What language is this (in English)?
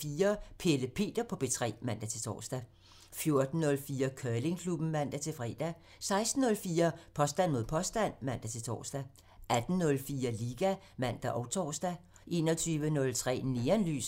Danish